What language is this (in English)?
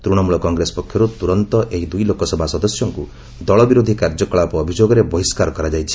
Odia